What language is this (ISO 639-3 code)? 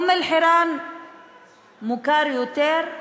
heb